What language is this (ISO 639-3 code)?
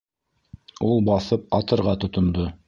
bak